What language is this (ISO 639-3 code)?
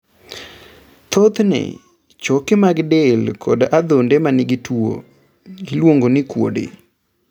luo